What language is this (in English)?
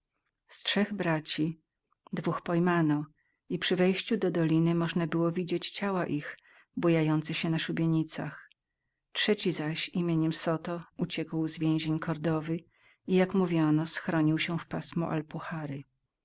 Polish